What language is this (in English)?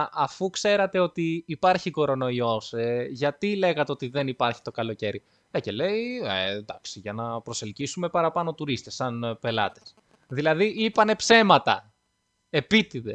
Greek